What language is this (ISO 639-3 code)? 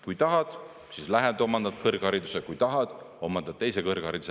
est